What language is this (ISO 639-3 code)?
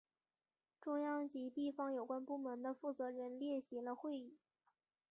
zho